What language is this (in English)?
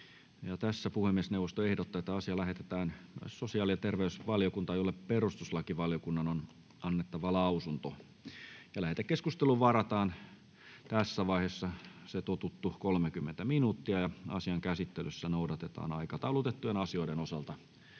Finnish